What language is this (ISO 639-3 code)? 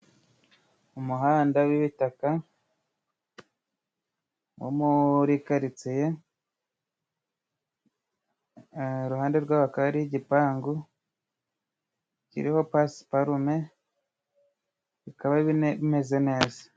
kin